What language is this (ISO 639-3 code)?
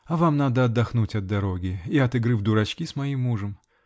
rus